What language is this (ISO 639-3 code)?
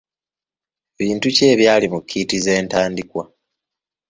lug